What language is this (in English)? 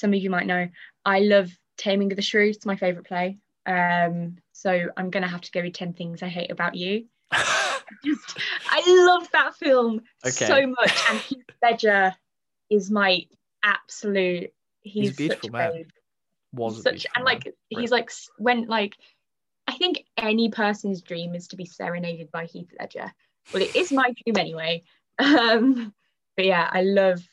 English